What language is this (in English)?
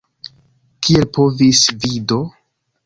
Esperanto